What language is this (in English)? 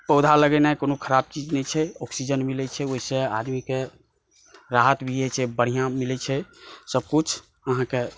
Maithili